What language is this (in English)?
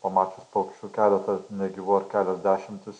Lithuanian